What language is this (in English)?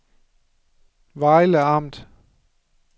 Danish